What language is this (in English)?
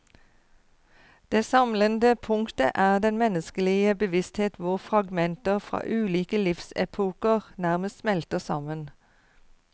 Norwegian